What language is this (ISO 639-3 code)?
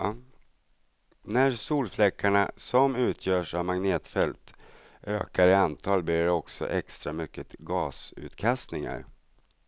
swe